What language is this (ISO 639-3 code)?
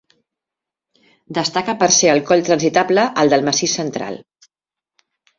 cat